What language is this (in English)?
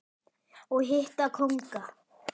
Icelandic